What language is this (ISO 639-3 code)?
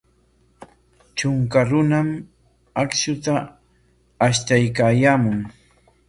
qwa